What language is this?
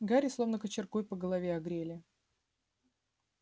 Russian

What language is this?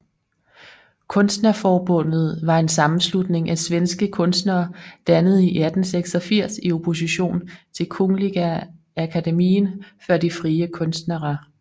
Danish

